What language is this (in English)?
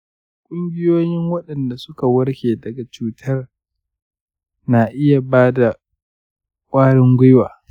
Hausa